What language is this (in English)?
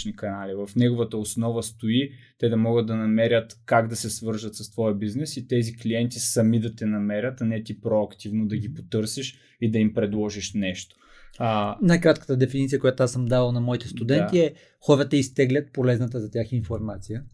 Bulgarian